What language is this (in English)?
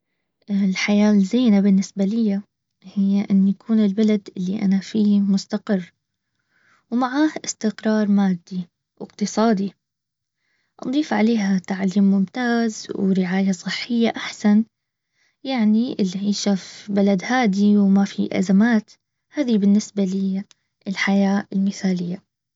Baharna Arabic